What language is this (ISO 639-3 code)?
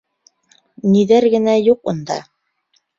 bak